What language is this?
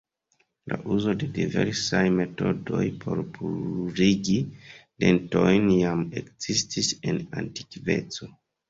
Esperanto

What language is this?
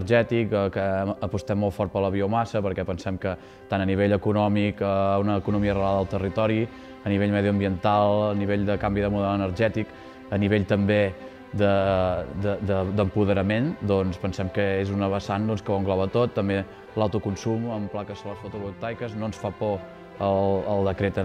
Spanish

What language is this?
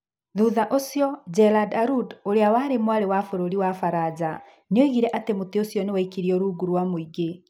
Kikuyu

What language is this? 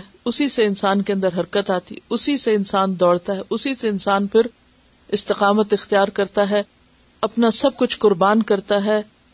Urdu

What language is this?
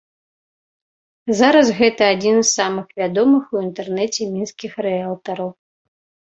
Belarusian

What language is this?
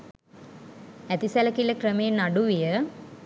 Sinhala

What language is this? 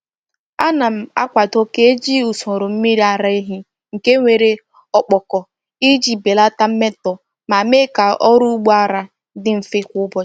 Igbo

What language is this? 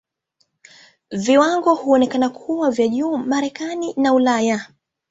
Swahili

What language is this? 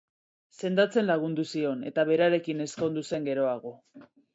Basque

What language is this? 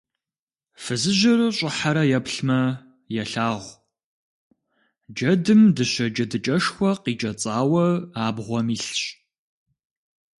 Kabardian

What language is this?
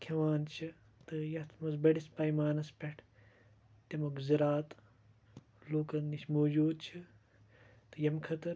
Kashmiri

